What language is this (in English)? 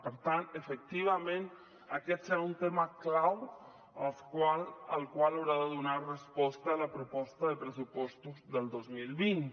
Catalan